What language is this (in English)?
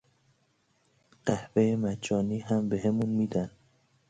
Persian